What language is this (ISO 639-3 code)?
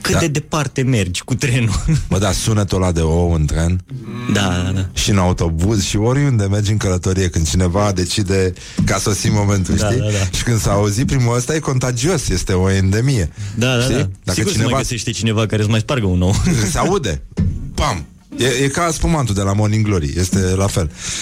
ron